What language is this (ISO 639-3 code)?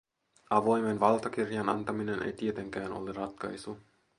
fin